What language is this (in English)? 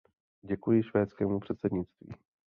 Czech